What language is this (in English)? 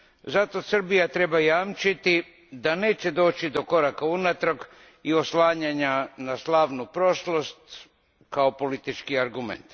Croatian